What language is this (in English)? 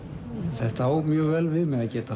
Icelandic